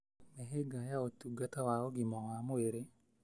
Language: Kikuyu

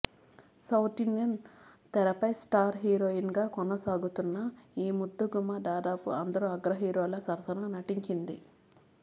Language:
Telugu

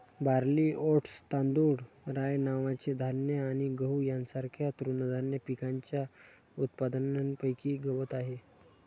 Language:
Marathi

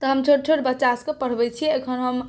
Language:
Maithili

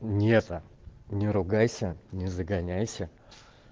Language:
Russian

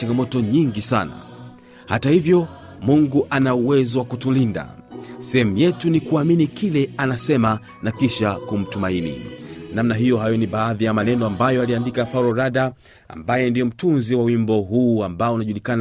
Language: Swahili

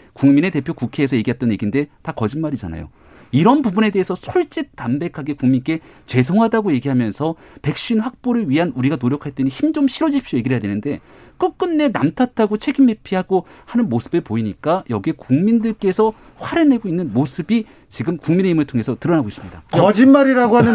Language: Korean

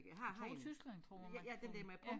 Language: Danish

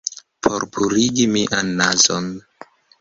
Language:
Esperanto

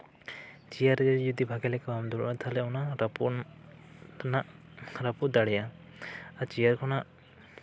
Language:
Santali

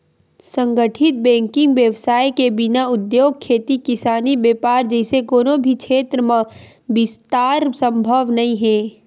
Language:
Chhattisgarhi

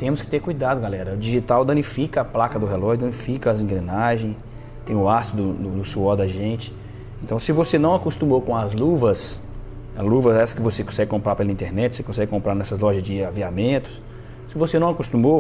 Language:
Portuguese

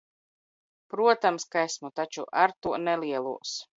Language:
Latvian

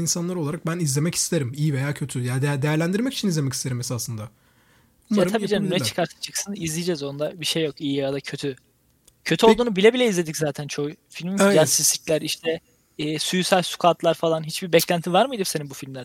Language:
Turkish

